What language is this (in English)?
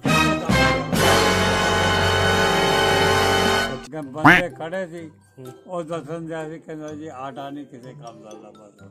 Hindi